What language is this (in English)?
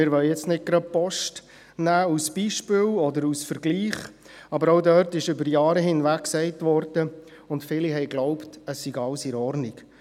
Swiss German